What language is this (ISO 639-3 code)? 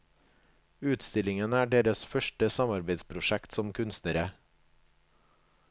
nor